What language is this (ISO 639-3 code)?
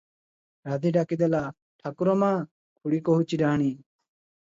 ori